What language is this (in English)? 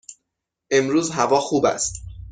Persian